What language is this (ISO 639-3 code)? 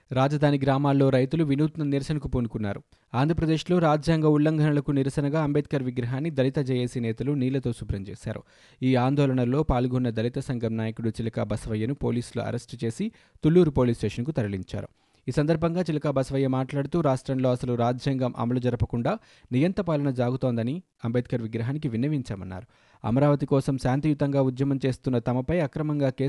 tel